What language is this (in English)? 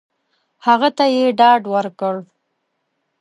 Pashto